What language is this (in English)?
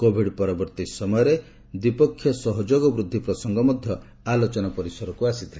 Odia